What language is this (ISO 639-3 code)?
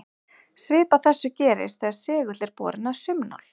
isl